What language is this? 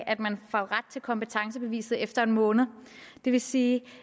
Danish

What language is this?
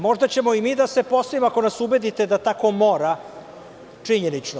Serbian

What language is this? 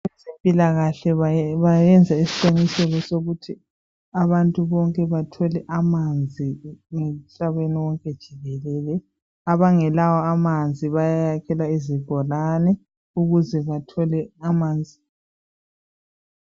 North Ndebele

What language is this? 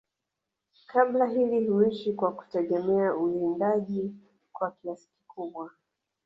Swahili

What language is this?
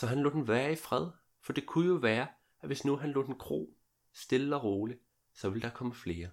Danish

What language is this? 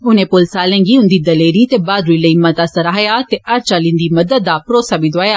Dogri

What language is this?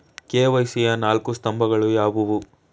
Kannada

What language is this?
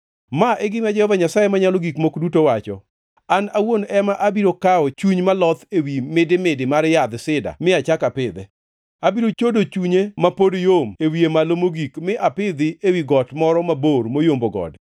Luo (Kenya and Tanzania)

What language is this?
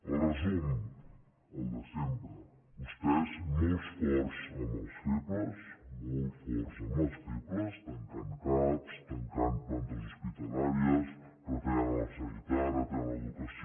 Catalan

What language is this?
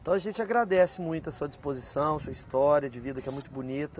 Portuguese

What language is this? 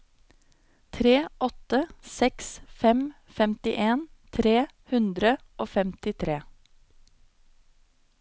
Norwegian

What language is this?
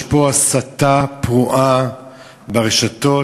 Hebrew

